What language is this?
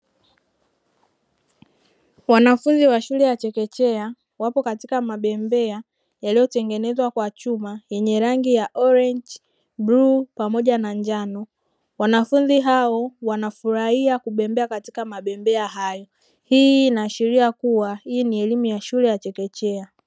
Swahili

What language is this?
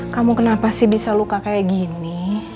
Indonesian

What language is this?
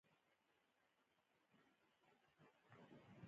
Pashto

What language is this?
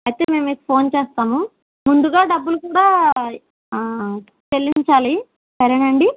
Telugu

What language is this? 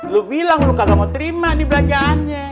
Indonesian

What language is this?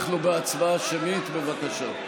Hebrew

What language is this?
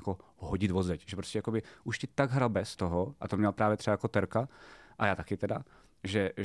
Czech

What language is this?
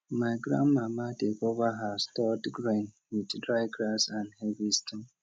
Nigerian Pidgin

